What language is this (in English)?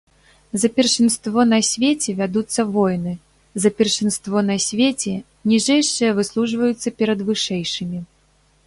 Belarusian